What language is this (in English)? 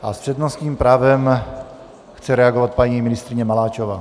Czech